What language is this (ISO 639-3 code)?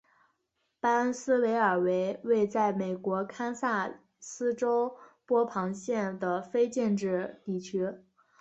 zho